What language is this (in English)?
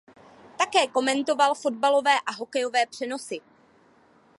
Czech